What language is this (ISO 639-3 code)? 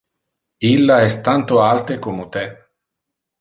ina